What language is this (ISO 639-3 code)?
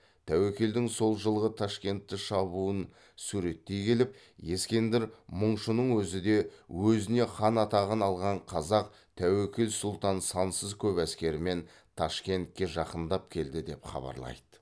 kaz